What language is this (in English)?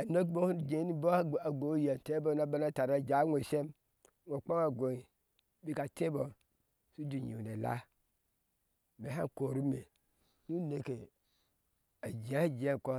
Ashe